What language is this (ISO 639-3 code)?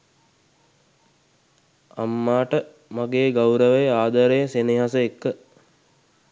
sin